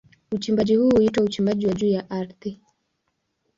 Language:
Swahili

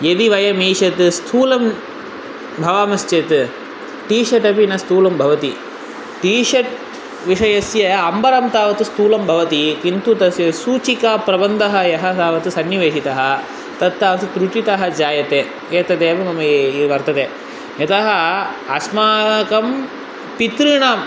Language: Sanskrit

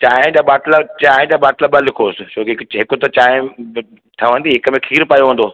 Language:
Sindhi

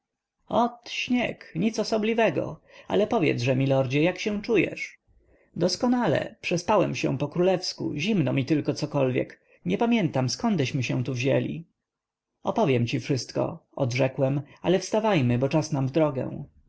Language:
Polish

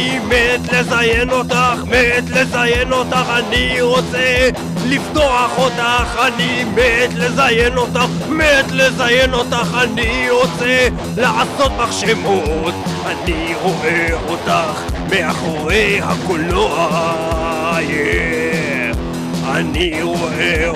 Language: Hebrew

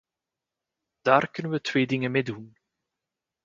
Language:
Dutch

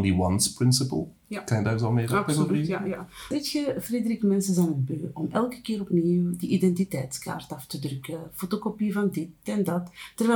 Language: Dutch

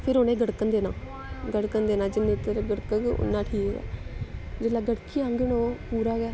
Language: Dogri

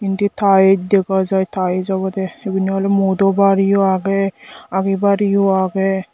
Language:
Chakma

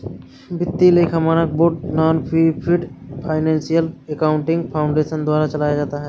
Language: Hindi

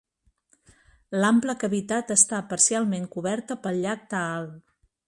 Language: Catalan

